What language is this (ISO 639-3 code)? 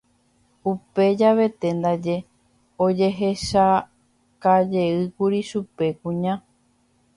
grn